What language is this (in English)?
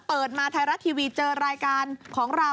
Thai